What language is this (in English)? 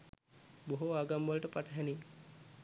Sinhala